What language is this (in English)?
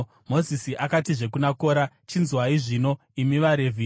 Shona